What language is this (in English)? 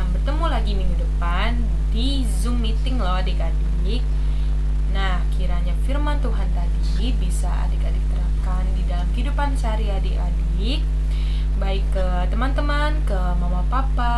Indonesian